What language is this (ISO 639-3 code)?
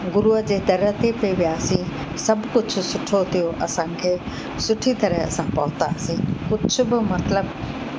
snd